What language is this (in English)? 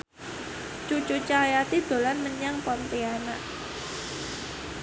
Javanese